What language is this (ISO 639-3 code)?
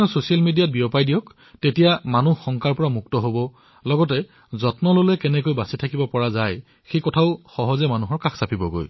asm